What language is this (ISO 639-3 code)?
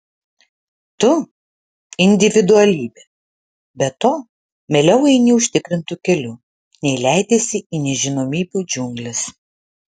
lit